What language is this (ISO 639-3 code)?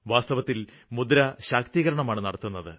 mal